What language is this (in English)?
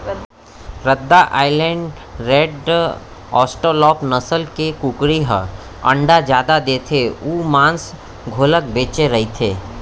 Chhattisgarhi